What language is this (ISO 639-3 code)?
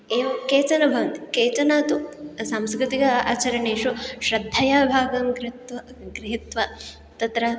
san